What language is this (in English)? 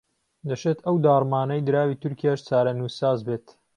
Central Kurdish